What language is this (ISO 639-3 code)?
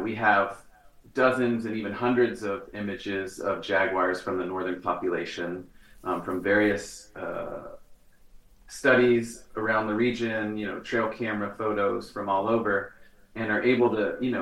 eng